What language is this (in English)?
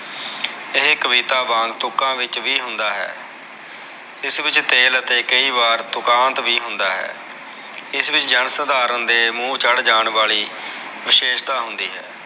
Punjabi